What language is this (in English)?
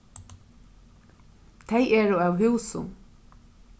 Faroese